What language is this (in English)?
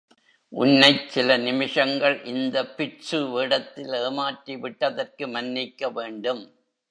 Tamil